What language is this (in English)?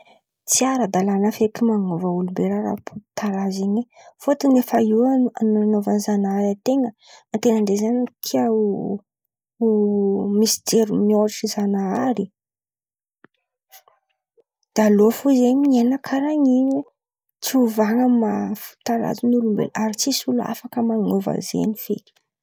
Antankarana Malagasy